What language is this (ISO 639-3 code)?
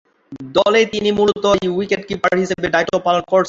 ben